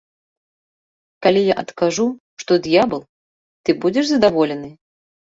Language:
Belarusian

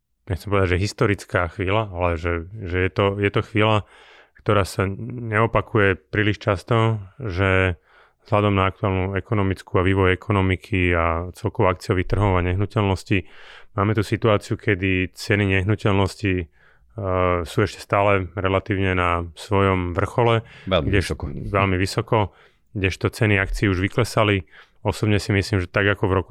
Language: Slovak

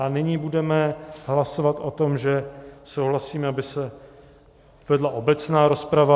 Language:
Czech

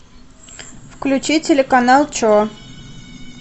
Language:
Russian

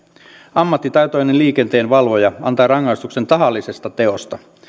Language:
Finnish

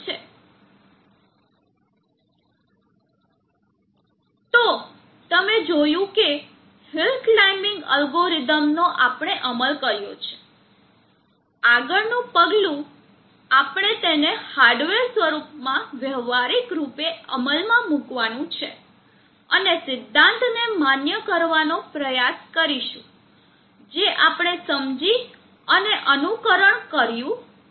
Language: Gujarati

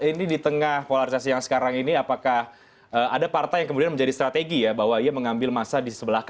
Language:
Indonesian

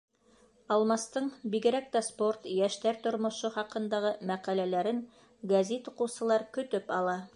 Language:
Bashkir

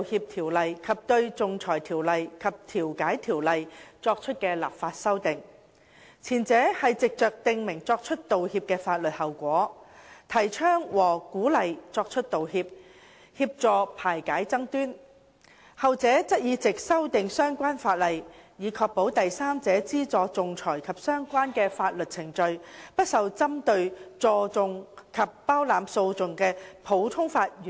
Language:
Cantonese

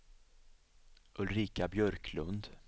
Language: Swedish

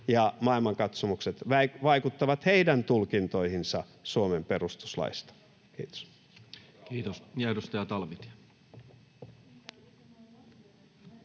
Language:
Finnish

